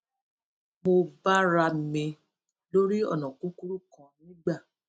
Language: Yoruba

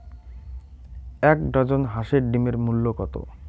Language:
Bangla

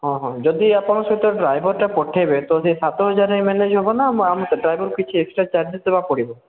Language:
Odia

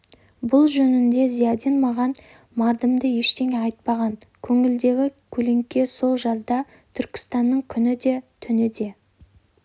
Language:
Kazakh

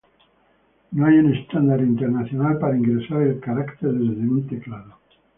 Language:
Spanish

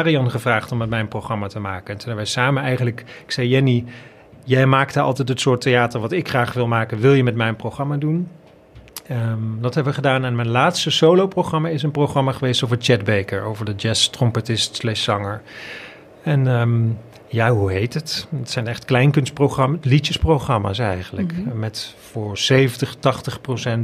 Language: Dutch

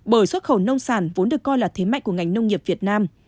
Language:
Vietnamese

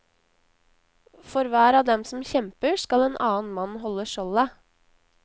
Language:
Norwegian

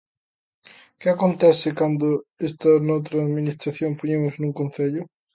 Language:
Galician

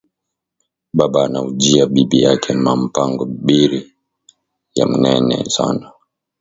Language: Swahili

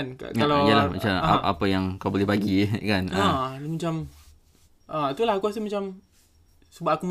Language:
Malay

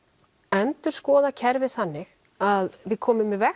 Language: Icelandic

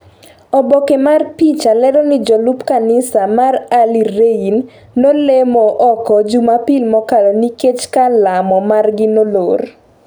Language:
Luo (Kenya and Tanzania)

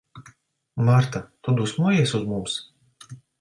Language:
Latvian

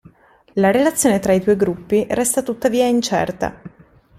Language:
Italian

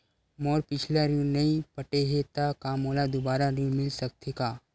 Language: Chhattisgarhi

